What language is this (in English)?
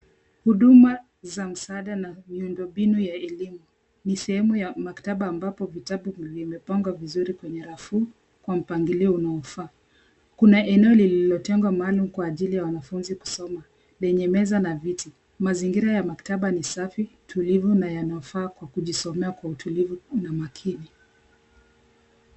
Swahili